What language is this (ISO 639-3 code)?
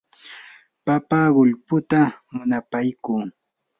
qur